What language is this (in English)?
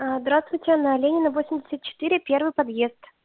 Russian